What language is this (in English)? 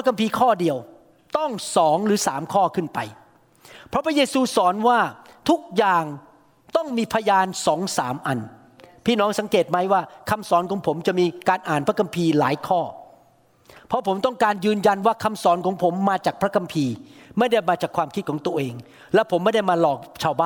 Thai